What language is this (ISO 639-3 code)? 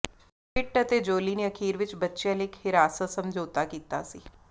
pan